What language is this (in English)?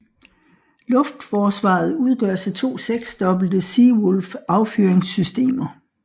Danish